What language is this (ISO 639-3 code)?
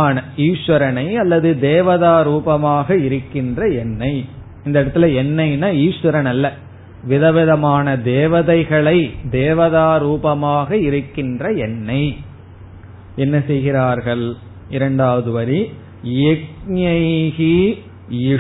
tam